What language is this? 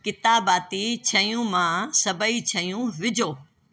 Sindhi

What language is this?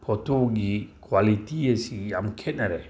Manipuri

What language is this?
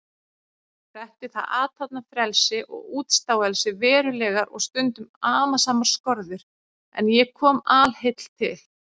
Icelandic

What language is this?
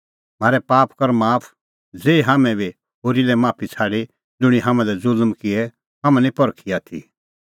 Kullu Pahari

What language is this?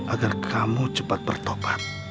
Indonesian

